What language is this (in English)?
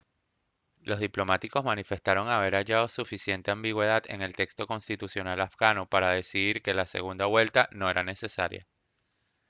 Spanish